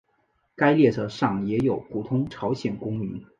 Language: Chinese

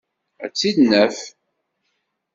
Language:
Kabyle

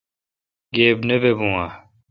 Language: Kalkoti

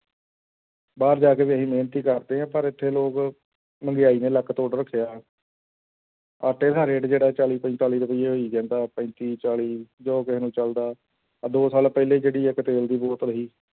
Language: Punjabi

